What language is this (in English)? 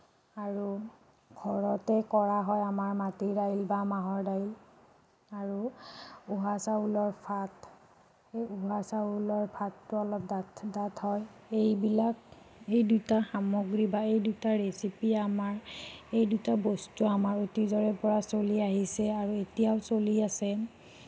Assamese